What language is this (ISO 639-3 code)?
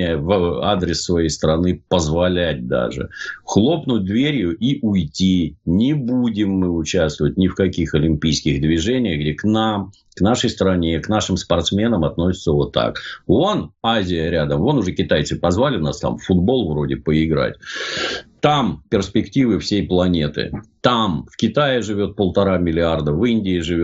rus